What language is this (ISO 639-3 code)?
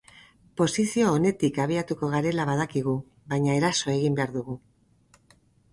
eus